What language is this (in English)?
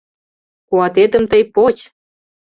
Mari